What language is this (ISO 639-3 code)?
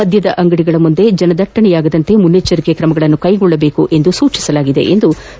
kan